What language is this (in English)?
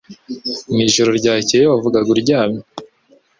Kinyarwanda